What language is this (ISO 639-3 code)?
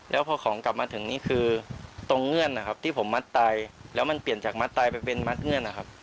tha